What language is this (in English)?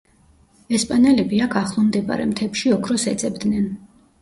Georgian